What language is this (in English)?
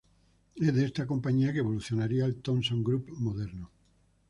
Spanish